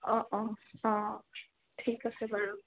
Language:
Assamese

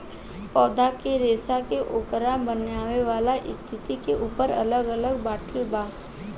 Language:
Bhojpuri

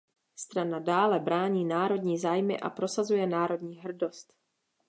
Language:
Czech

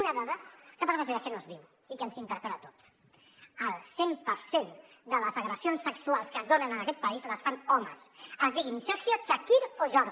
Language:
Catalan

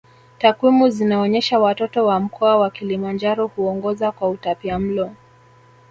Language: Swahili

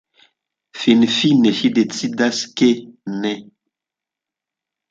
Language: Esperanto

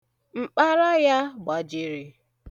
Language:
Igbo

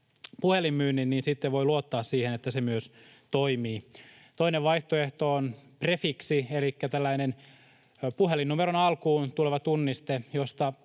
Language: Finnish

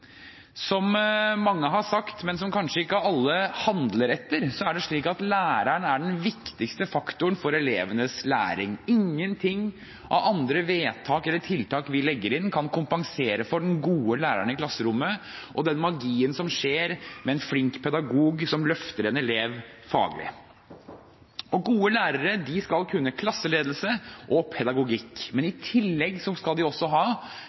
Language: Norwegian Bokmål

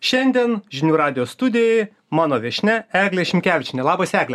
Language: Lithuanian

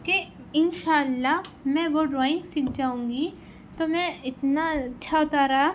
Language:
Urdu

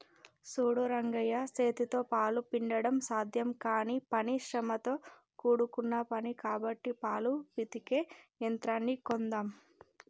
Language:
Telugu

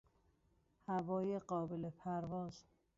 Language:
Persian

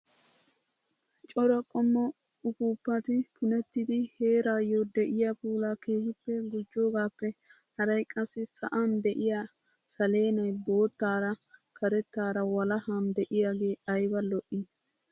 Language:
Wolaytta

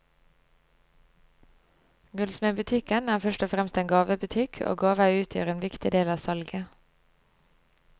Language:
Norwegian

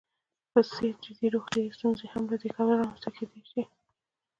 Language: Pashto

